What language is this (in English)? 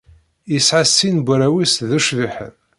Kabyle